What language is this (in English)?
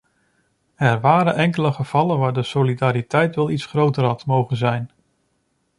Dutch